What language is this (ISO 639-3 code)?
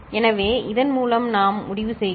tam